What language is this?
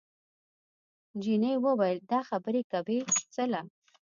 Pashto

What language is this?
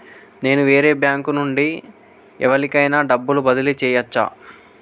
Telugu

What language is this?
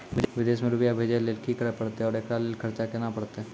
Maithili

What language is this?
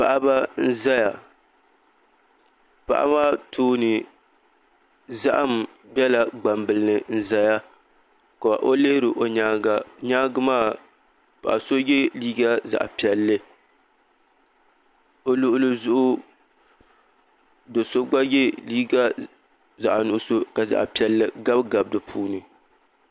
Dagbani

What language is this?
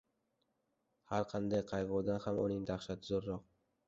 Uzbek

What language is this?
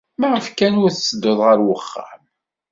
Kabyle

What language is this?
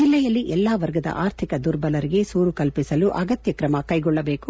Kannada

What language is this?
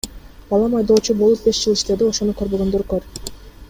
Kyrgyz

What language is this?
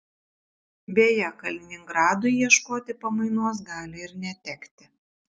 Lithuanian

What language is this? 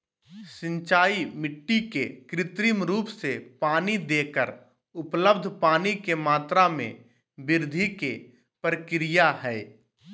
Magahi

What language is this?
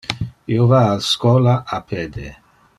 Interlingua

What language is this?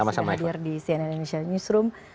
Indonesian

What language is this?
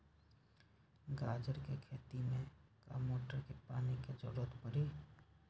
Magahi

